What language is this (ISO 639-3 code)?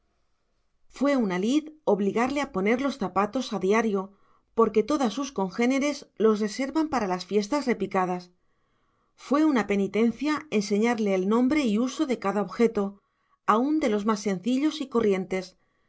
spa